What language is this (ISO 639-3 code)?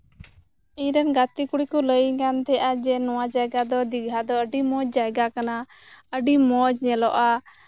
sat